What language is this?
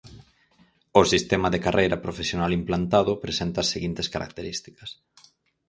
Galician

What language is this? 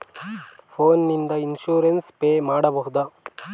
Kannada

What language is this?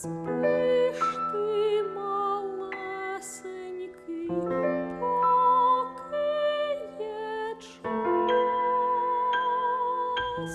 Ukrainian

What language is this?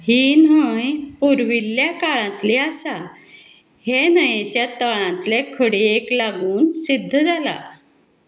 Konkani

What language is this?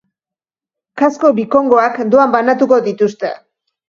Basque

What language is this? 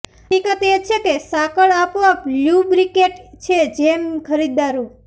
Gujarati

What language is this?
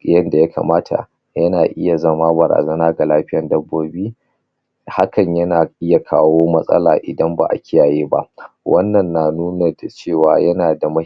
Hausa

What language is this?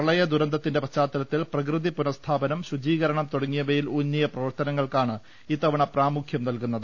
Malayalam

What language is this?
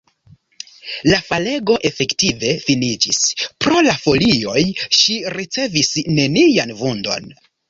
Esperanto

